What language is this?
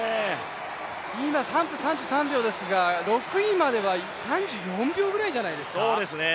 Japanese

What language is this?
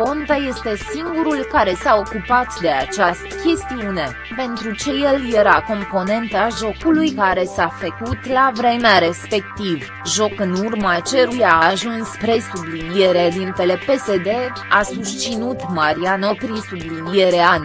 Romanian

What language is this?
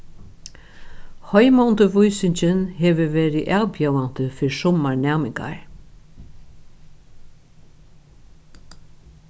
Faroese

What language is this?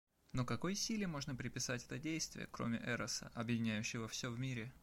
Russian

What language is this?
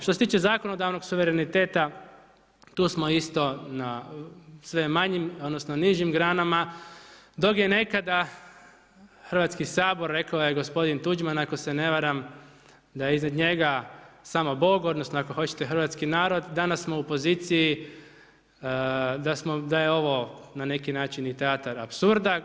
Croatian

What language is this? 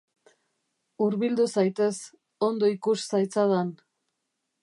Basque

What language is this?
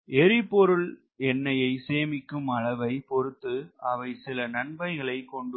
Tamil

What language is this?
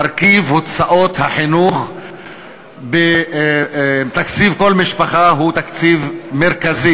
Hebrew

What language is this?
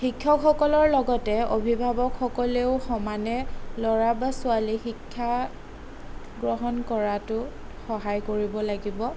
Assamese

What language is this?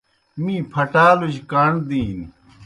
Kohistani Shina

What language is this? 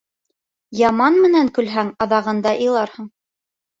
Bashkir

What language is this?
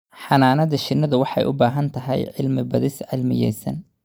Somali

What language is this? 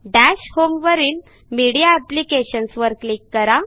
Marathi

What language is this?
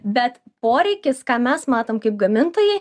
Lithuanian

